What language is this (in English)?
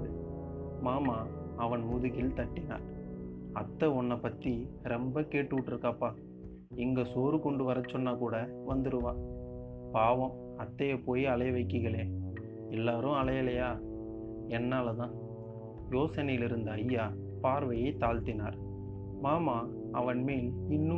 Tamil